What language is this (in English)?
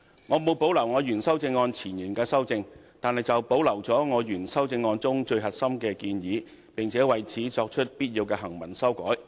Cantonese